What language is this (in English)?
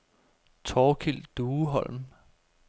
Danish